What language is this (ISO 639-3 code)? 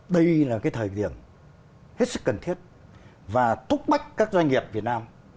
vie